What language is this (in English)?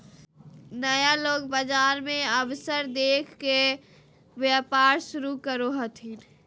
Magahi